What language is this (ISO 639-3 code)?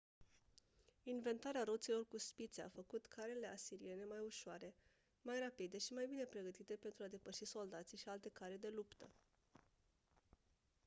ron